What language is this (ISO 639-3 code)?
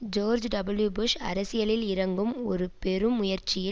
tam